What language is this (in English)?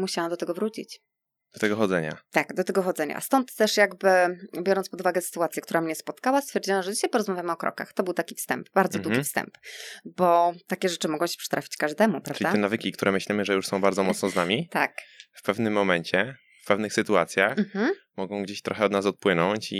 Polish